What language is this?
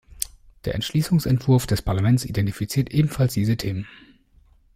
German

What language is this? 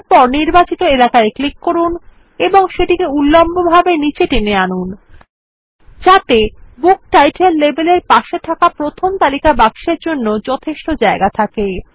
Bangla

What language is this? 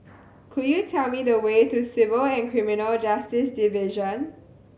English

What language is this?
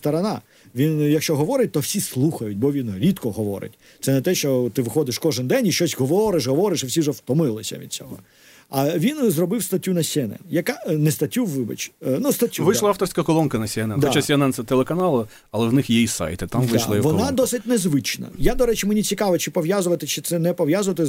Ukrainian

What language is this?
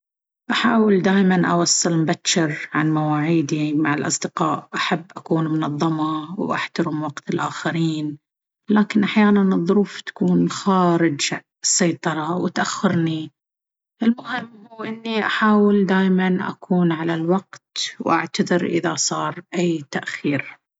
Baharna Arabic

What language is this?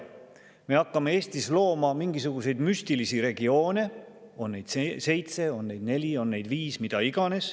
Estonian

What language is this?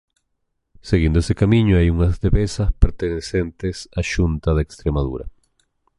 Galician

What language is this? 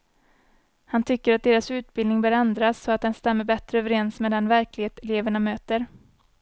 Swedish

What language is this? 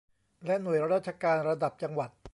Thai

